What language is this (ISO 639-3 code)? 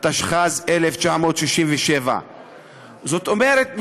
heb